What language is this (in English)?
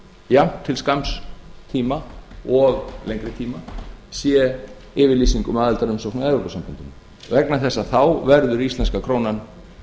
Icelandic